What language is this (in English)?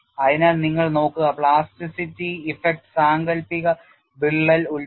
Malayalam